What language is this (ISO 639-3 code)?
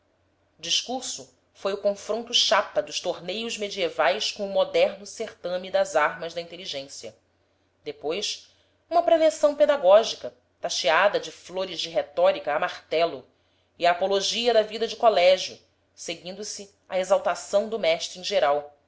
por